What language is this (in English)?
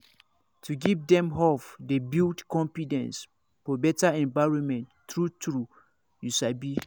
Nigerian Pidgin